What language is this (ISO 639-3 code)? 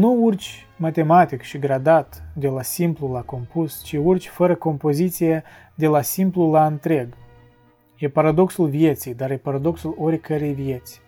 ron